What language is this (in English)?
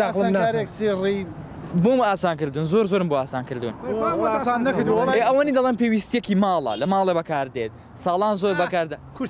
Arabic